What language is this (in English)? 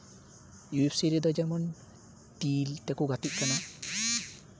Santali